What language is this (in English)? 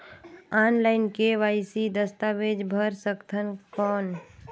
Chhattisgarhi